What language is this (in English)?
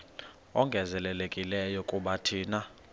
Xhosa